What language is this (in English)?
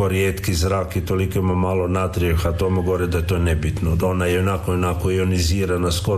Croatian